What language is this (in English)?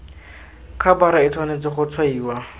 Tswana